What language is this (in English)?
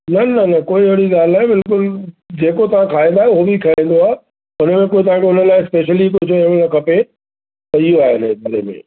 Sindhi